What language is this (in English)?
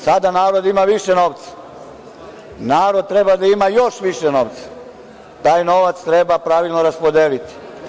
Serbian